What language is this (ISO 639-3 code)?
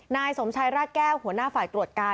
tha